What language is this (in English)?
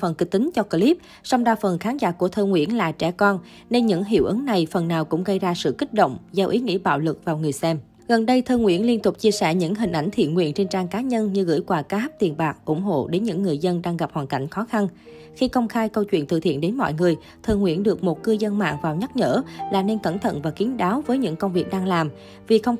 Vietnamese